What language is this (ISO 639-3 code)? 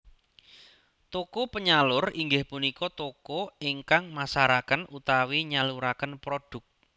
jav